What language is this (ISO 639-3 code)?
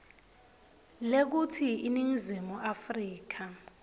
ssw